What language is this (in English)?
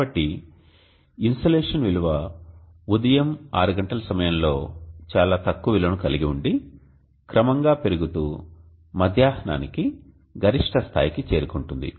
Telugu